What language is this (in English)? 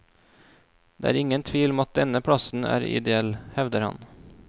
Norwegian